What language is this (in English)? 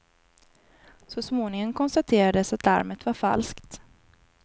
Swedish